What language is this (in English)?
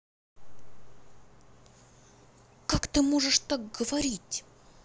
Russian